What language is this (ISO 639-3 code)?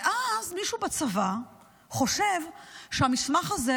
heb